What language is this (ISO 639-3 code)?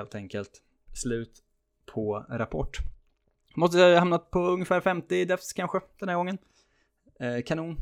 swe